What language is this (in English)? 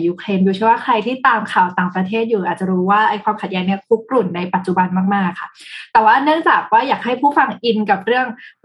Thai